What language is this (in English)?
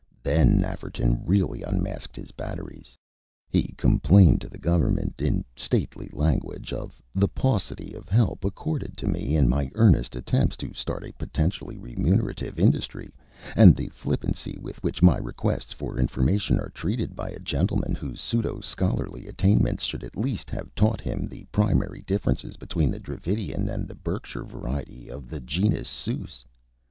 English